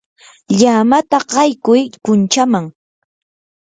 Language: Yanahuanca Pasco Quechua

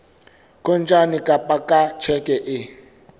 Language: Southern Sotho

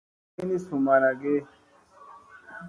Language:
Musey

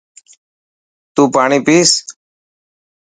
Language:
Dhatki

